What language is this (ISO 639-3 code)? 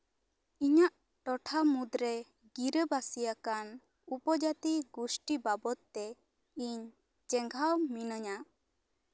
sat